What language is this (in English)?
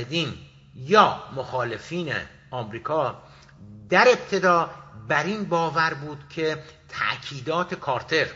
Persian